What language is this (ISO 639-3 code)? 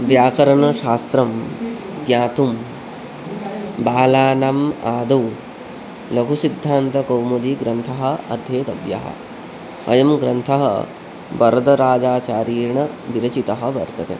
san